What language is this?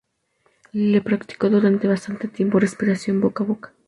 Spanish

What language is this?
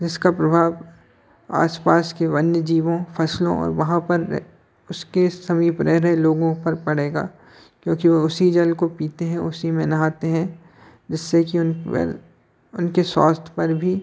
Hindi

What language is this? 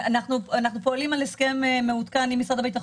Hebrew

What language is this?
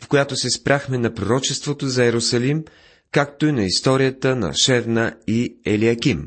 Bulgarian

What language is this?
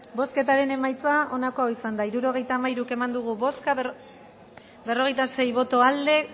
Basque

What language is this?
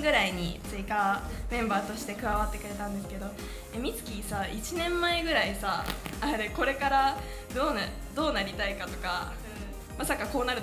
Japanese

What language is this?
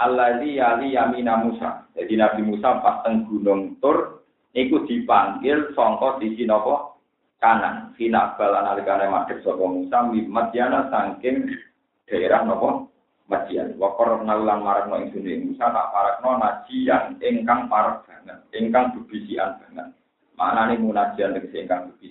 Indonesian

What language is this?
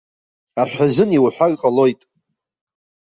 Abkhazian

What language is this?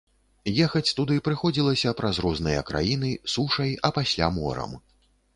Belarusian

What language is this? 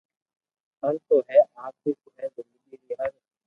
Loarki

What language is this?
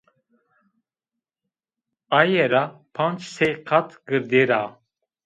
Zaza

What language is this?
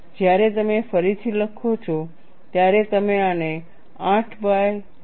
Gujarati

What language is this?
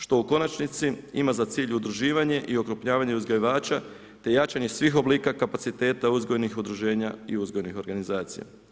Croatian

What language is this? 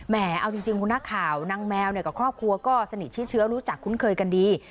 Thai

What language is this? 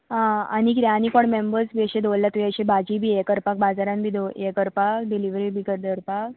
Konkani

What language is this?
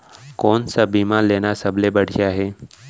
Chhattisgarhi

